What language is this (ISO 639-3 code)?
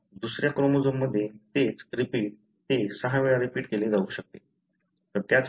mar